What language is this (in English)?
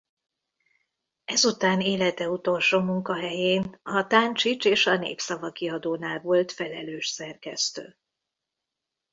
Hungarian